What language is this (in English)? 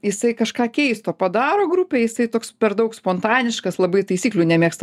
Lithuanian